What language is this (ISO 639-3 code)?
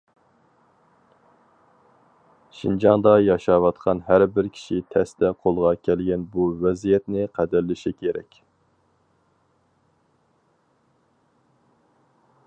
uig